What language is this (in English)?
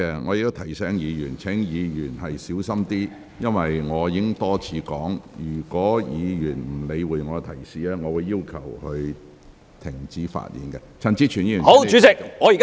Cantonese